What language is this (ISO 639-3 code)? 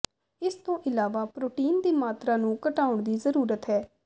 pan